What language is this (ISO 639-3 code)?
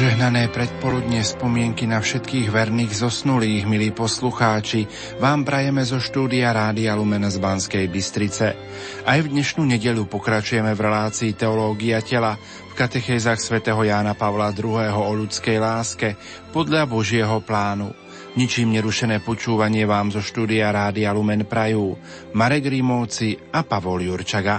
slk